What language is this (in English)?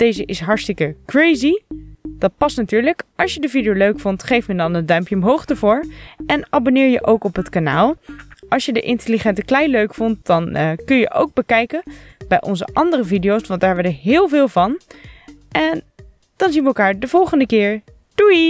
Dutch